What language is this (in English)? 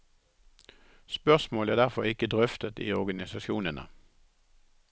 Norwegian